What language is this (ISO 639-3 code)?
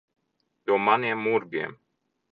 lav